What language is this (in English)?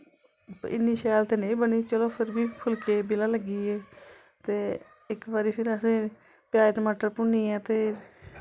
Dogri